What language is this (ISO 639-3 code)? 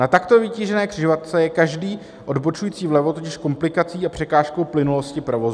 ces